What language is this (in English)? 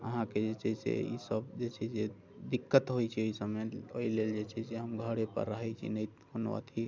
Maithili